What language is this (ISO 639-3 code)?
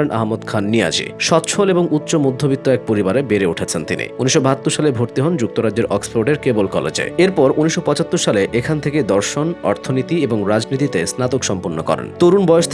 ben